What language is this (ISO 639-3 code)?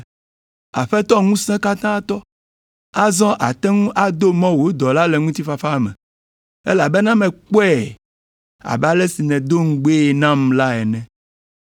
ewe